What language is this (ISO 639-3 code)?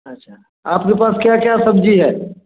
hin